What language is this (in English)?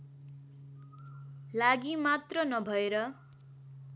Nepali